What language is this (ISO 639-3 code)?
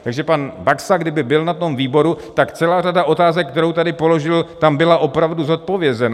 ces